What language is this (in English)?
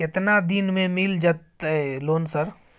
Maithili